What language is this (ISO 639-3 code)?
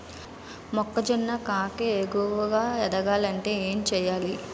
tel